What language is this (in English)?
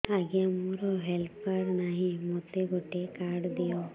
Odia